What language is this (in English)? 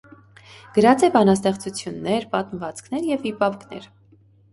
Armenian